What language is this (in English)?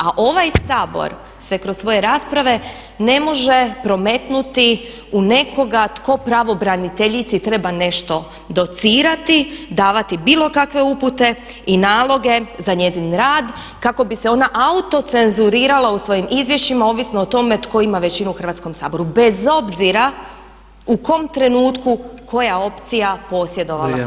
Croatian